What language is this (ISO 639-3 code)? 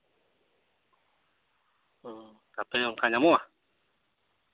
sat